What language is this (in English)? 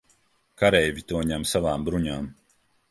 Latvian